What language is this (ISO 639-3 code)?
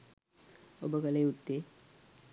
sin